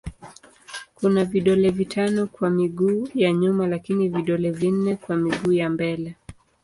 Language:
Swahili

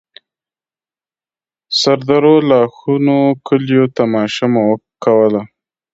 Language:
Pashto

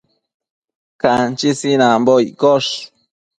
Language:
Matsés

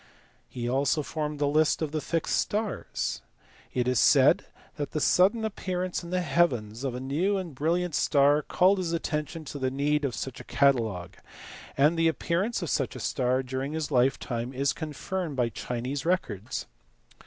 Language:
English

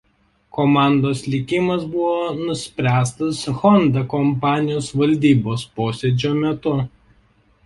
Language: Lithuanian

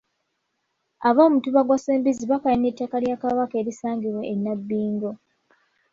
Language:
Ganda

